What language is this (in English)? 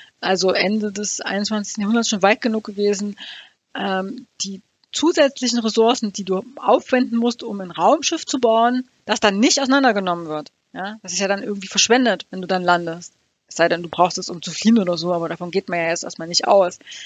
German